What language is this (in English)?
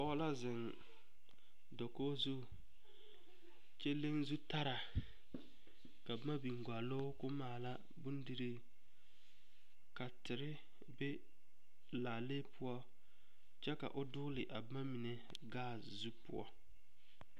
Southern Dagaare